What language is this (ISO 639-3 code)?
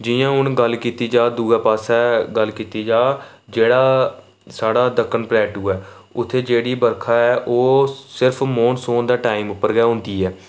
doi